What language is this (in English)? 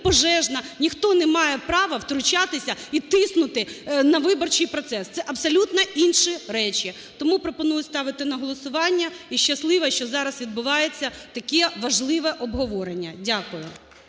Ukrainian